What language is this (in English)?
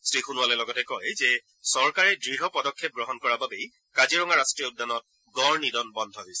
Assamese